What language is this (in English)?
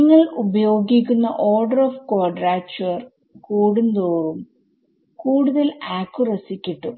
Malayalam